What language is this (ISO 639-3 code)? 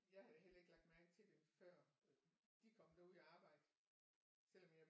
dan